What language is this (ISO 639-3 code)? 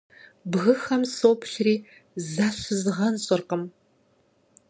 kbd